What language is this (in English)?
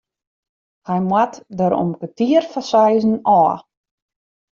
Western Frisian